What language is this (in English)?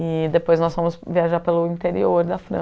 Portuguese